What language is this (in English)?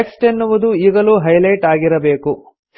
Kannada